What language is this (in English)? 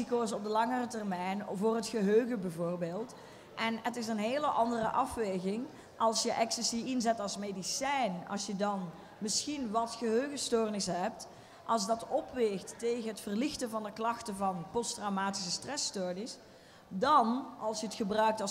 Dutch